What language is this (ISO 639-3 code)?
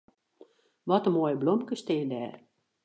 fry